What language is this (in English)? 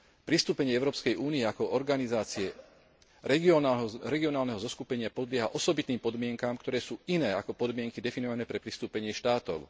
Slovak